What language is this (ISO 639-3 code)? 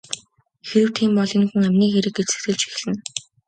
mon